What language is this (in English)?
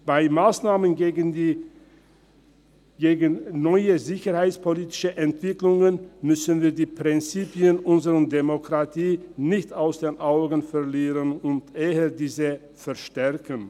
Swiss German